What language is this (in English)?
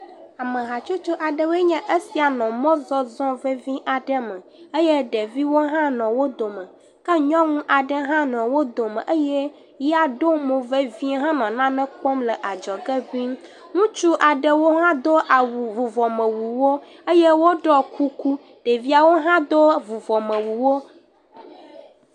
Ewe